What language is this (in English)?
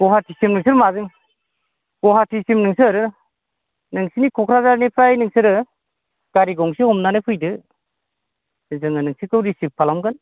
Bodo